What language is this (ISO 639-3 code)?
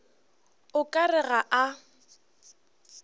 nso